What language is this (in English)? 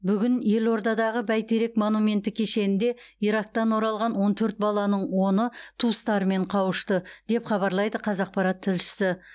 Kazakh